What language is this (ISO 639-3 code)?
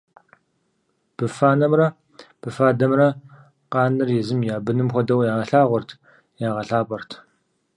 kbd